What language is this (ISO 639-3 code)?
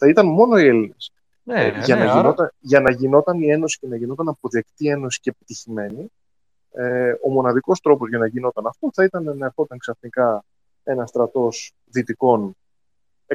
ell